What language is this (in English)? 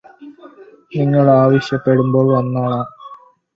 Malayalam